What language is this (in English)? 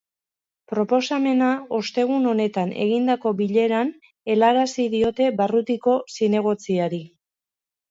Basque